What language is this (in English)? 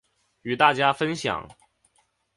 Chinese